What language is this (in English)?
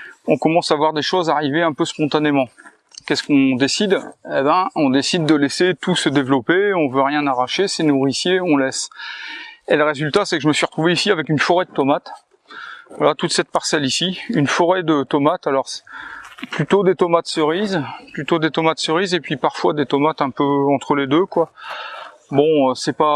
French